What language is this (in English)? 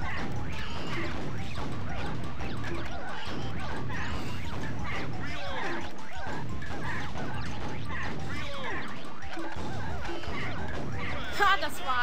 German